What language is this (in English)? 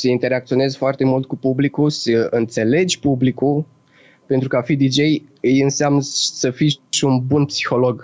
Romanian